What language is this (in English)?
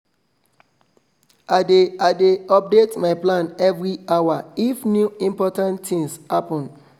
Nigerian Pidgin